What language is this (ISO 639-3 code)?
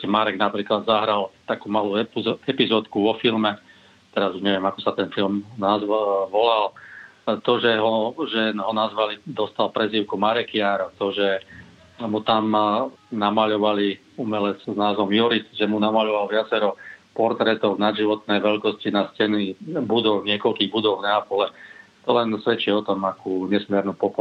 slk